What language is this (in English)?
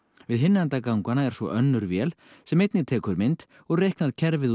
Icelandic